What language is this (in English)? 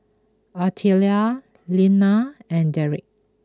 English